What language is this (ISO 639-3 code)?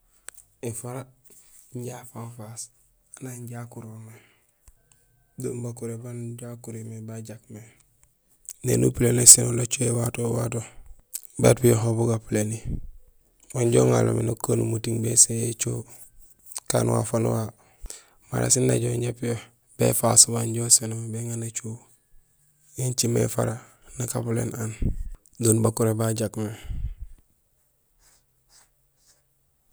gsl